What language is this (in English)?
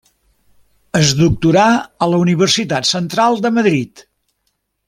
Catalan